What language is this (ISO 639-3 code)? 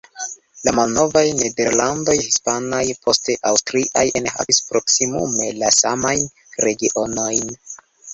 epo